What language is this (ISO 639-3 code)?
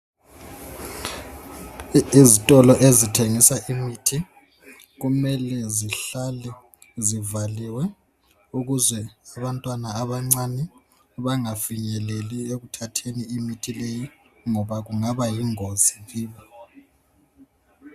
nde